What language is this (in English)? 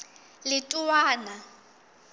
Southern Sotho